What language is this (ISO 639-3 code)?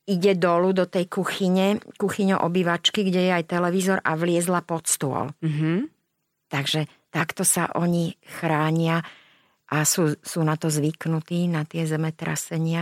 slk